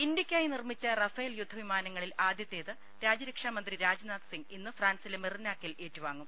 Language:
Malayalam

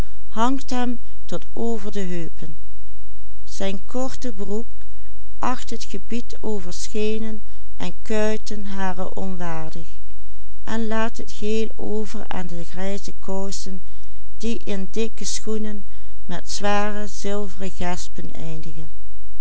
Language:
Dutch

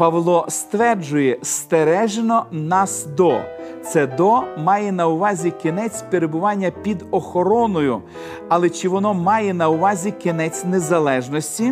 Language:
Ukrainian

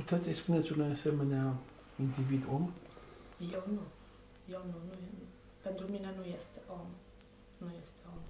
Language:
Romanian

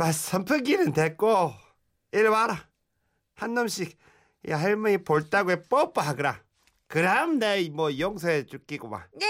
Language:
Korean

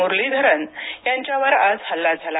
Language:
Marathi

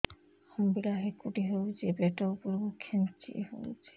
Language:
Odia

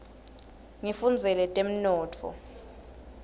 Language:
Swati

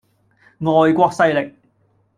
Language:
Cantonese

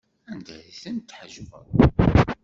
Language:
Kabyle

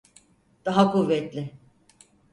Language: Turkish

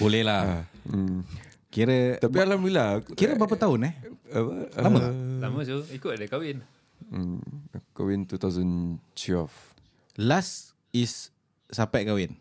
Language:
Malay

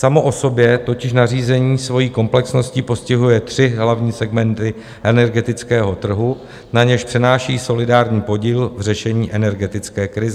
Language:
Czech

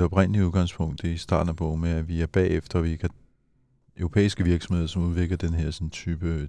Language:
Danish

